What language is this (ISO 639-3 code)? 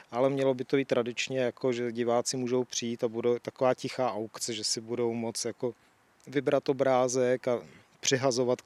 ces